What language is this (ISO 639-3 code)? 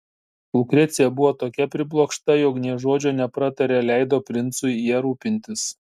lit